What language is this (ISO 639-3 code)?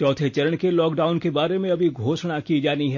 hin